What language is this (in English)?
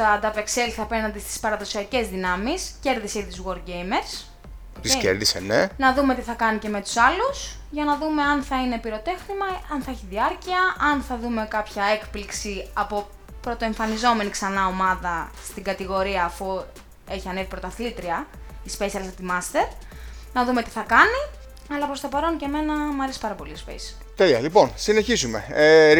Greek